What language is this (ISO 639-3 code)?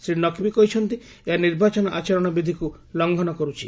ori